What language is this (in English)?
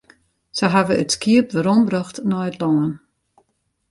Western Frisian